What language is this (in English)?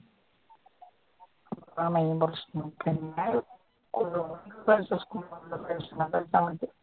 Malayalam